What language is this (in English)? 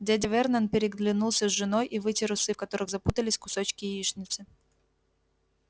Russian